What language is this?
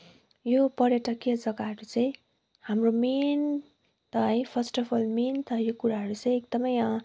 Nepali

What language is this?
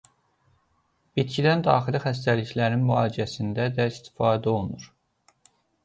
Azerbaijani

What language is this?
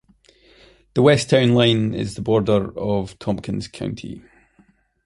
English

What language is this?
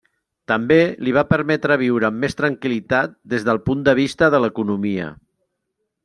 Catalan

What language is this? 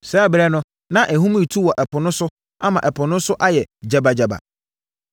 Akan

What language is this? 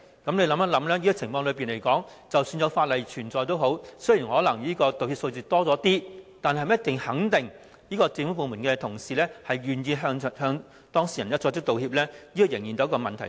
Cantonese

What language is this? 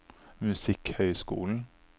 Norwegian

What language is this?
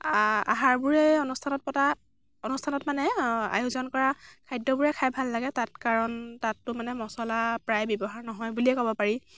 Assamese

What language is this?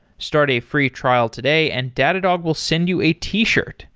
English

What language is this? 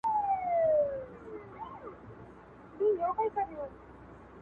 Pashto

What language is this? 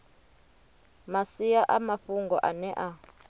Venda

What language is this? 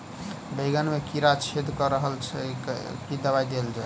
Maithili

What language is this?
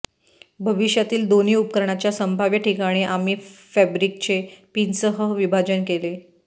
Marathi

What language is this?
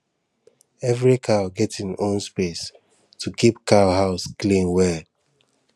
Nigerian Pidgin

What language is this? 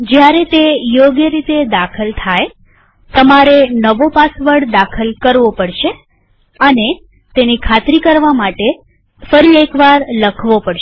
Gujarati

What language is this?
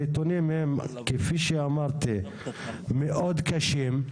Hebrew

